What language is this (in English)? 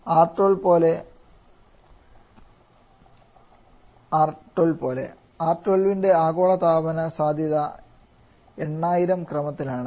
Malayalam